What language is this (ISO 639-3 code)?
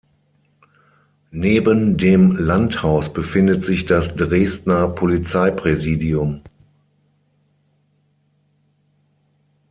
deu